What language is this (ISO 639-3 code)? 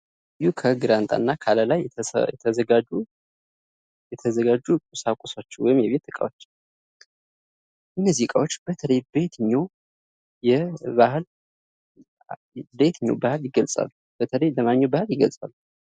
amh